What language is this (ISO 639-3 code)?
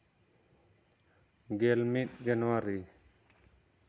sat